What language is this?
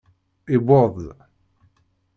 Kabyle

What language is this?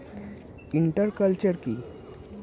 Bangla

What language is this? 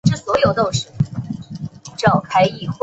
Chinese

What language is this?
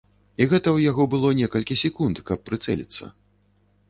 Belarusian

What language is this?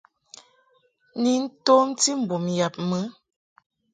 Mungaka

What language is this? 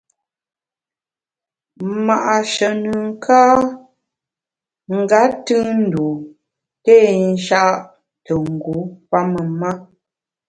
Bamun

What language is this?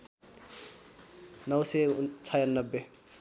Nepali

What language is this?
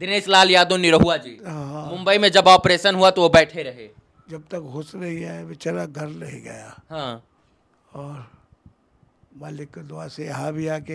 Hindi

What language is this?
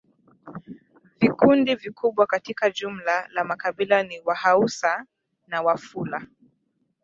Swahili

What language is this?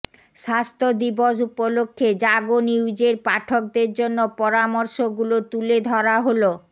Bangla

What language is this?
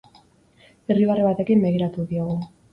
Basque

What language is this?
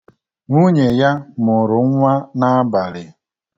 Igbo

